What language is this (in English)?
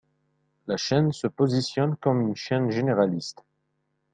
French